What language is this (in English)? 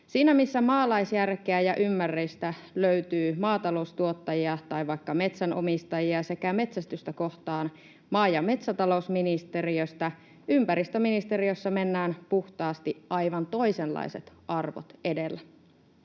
Finnish